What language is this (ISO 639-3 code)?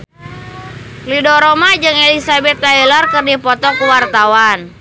sun